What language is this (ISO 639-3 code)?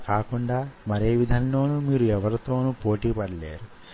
tel